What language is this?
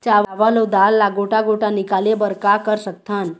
Chhattisgarhi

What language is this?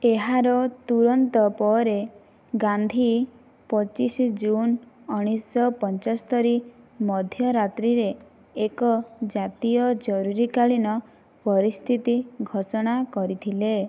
Odia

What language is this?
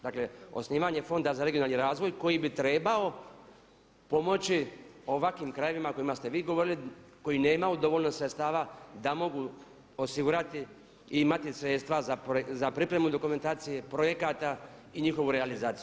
Croatian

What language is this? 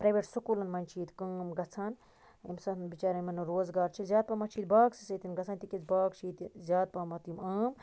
Kashmiri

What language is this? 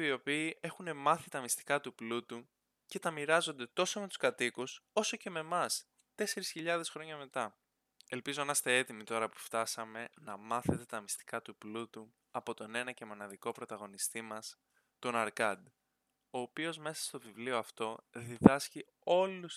Greek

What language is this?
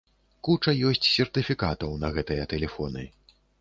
Belarusian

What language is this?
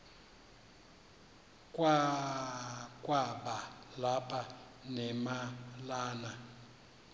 Xhosa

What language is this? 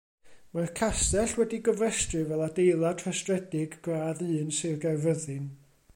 Welsh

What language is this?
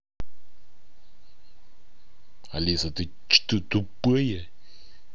Russian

